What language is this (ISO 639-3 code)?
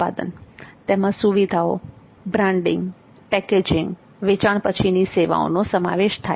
guj